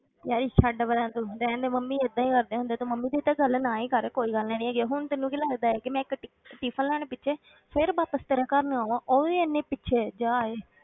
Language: Punjabi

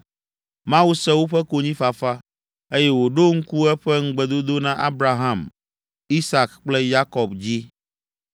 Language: Ewe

